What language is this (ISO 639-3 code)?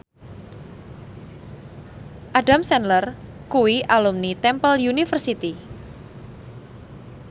jav